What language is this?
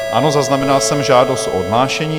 Czech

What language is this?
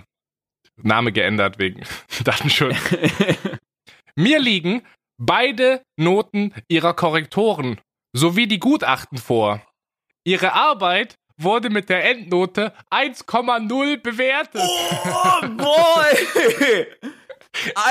German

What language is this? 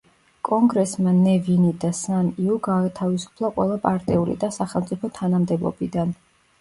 Georgian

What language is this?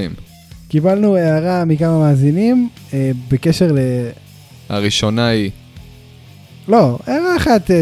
Hebrew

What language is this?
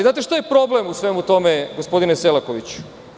Serbian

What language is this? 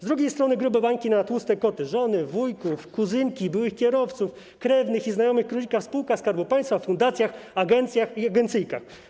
Polish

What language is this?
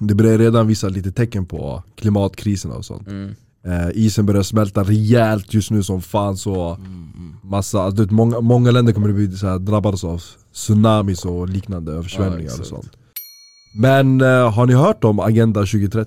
Swedish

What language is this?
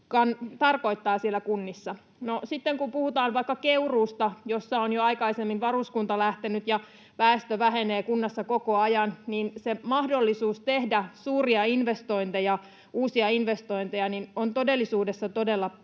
Finnish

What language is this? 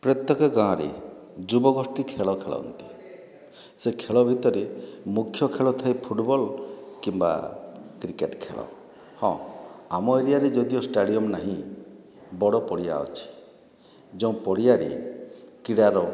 Odia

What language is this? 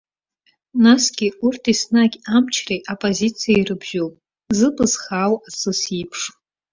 Abkhazian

